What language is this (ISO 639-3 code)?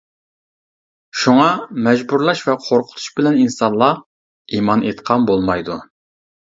uig